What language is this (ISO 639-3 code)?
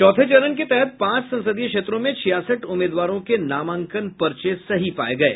hin